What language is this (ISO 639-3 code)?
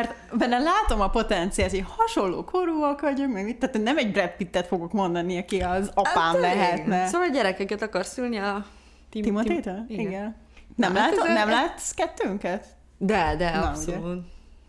hun